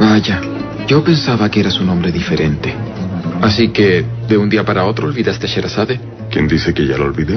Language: Spanish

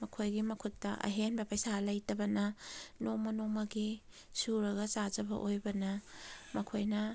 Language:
Manipuri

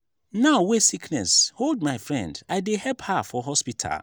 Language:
Nigerian Pidgin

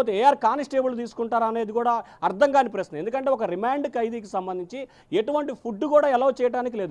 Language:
Hindi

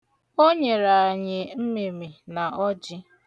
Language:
Igbo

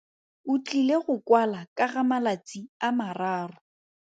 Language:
Tswana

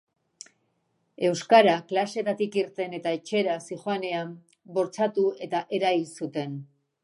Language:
Basque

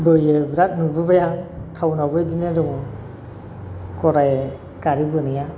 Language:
Bodo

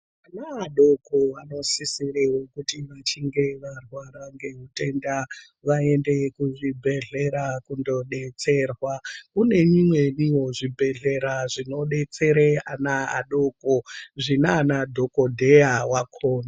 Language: Ndau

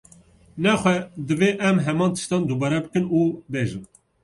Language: Kurdish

